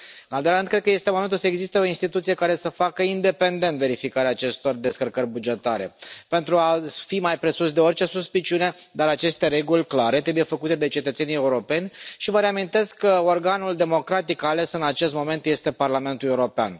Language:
Romanian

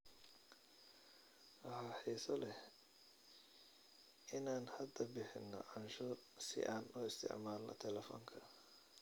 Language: Somali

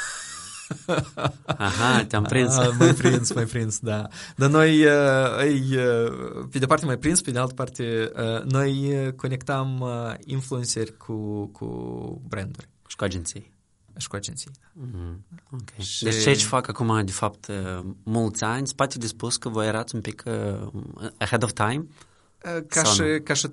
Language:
Romanian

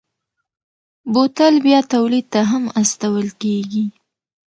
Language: Pashto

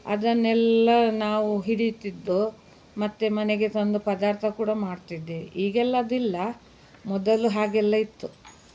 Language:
Kannada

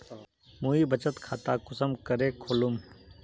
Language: Magahi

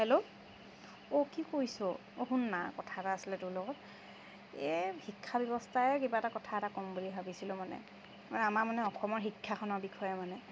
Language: Assamese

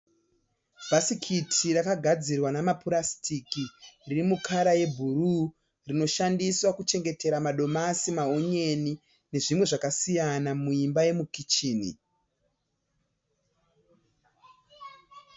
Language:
Shona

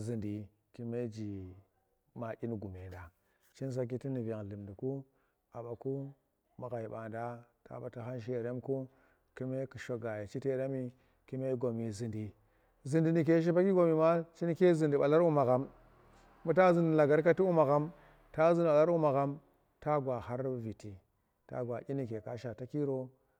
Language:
Tera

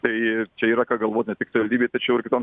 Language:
Lithuanian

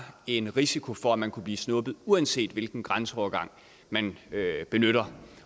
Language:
Danish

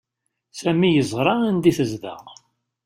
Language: Kabyle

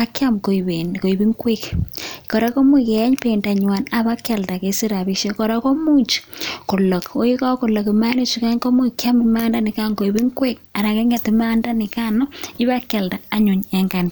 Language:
Kalenjin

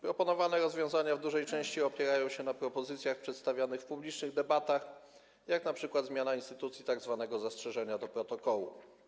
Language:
Polish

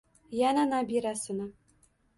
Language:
Uzbek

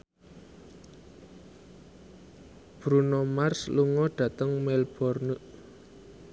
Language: Javanese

